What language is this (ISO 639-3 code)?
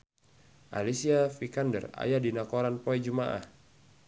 sun